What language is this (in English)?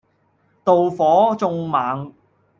Cantonese